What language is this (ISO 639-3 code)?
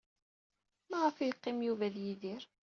kab